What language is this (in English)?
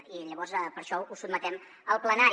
Catalan